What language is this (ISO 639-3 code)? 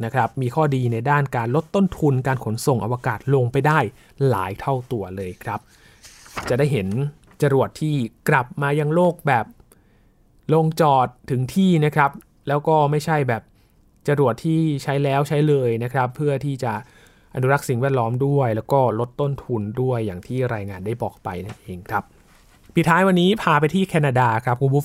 tha